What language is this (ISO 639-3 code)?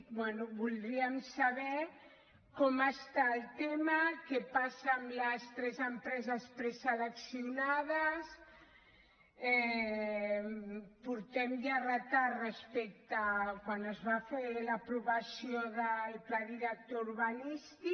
cat